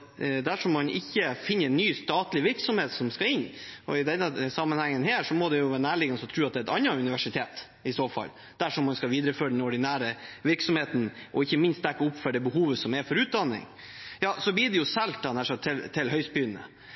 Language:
Norwegian Bokmål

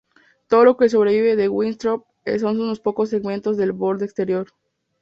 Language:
Spanish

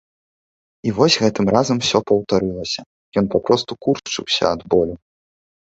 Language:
Belarusian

